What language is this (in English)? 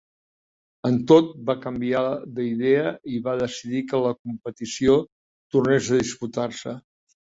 Catalan